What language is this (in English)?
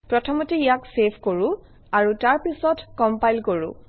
Assamese